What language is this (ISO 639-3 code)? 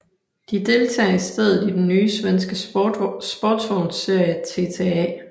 dan